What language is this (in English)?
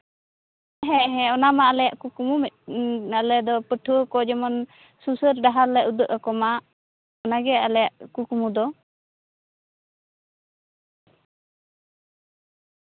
Santali